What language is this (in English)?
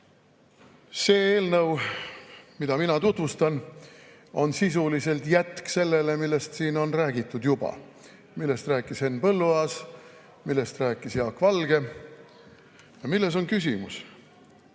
Estonian